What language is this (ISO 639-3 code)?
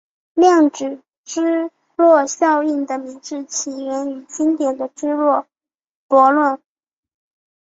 zho